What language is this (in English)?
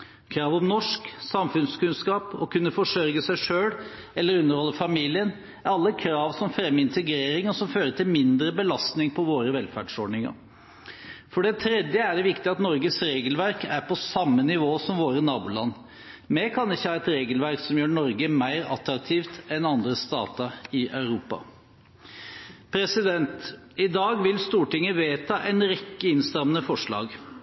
Norwegian Bokmål